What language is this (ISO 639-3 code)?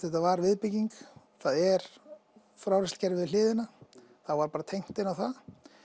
isl